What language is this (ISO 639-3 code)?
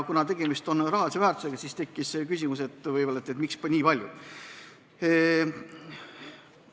est